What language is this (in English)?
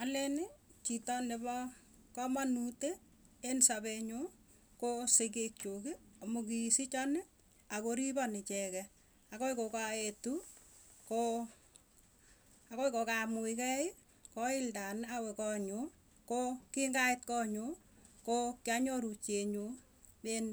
Tugen